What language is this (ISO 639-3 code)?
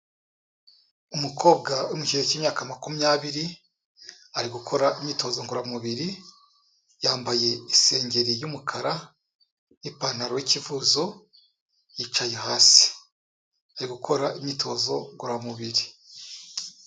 kin